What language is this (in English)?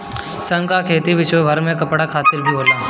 Bhojpuri